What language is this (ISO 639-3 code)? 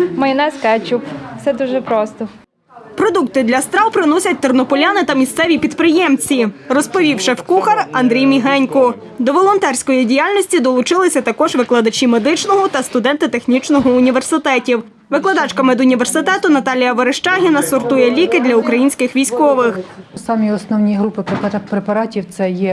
ukr